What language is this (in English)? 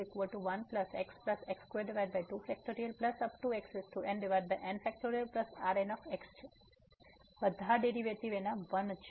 Gujarati